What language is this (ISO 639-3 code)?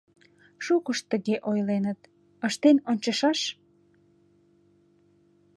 chm